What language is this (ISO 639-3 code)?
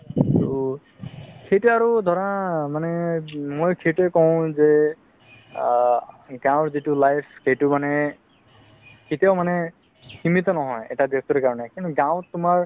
asm